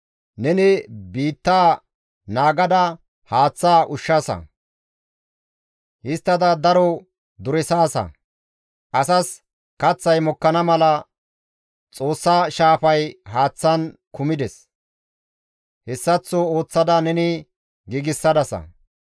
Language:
Gamo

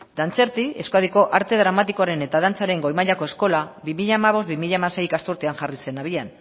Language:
Basque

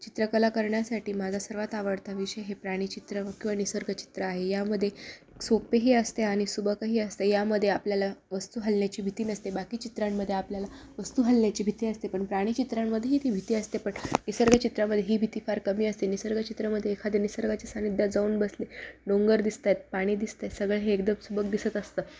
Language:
Marathi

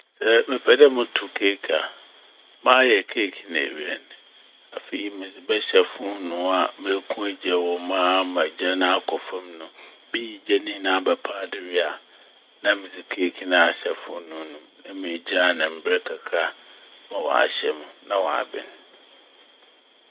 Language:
Akan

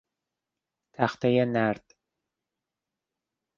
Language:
Persian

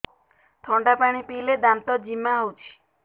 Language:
Odia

